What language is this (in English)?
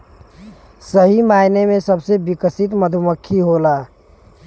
Bhojpuri